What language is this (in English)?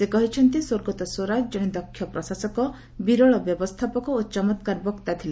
Odia